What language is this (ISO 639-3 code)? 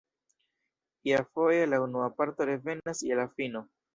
epo